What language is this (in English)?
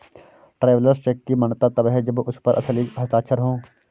Hindi